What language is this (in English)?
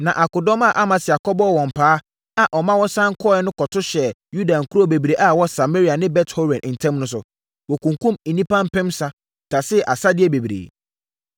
Akan